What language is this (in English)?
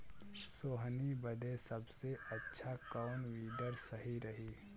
Bhojpuri